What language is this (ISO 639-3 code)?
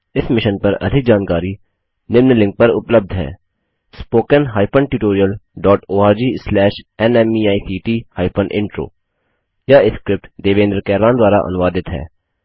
hin